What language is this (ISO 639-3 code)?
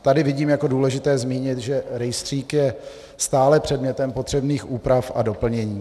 ces